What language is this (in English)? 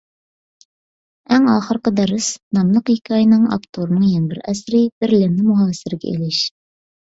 Uyghur